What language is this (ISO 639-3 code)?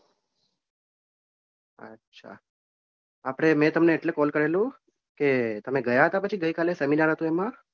guj